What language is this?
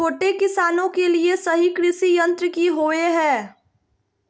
Magahi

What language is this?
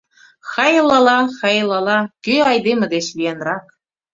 Mari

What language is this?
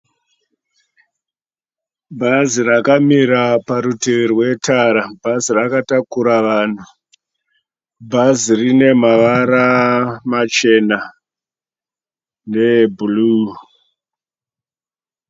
Shona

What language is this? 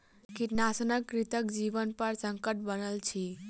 Maithili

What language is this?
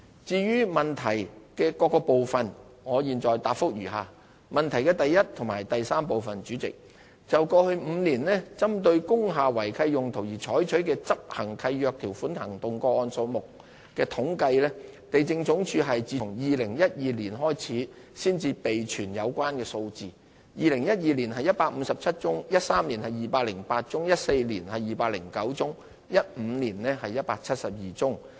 Cantonese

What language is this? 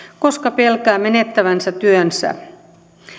Finnish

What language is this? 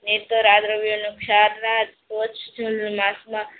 Gujarati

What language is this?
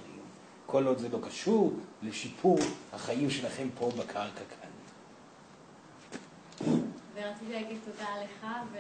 Hebrew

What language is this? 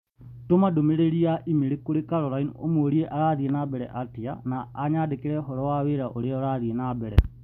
Kikuyu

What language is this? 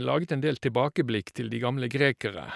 Norwegian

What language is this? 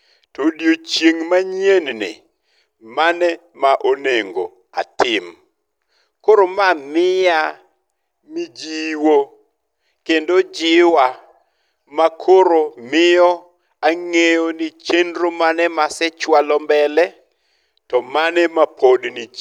Luo (Kenya and Tanzania)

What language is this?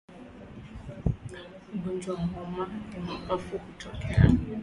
Swahili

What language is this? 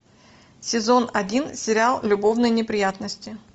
Russian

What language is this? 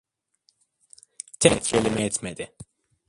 Turkish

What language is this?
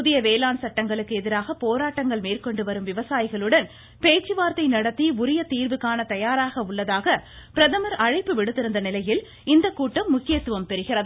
Tamil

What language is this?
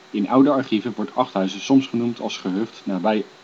Dutch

